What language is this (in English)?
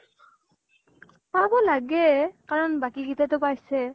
Assamese